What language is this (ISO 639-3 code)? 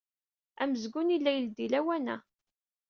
kab